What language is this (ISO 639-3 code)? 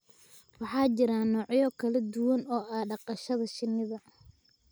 som